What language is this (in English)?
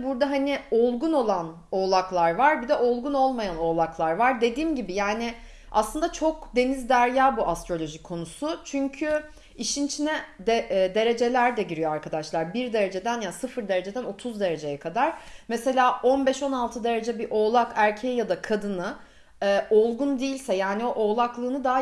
Turkish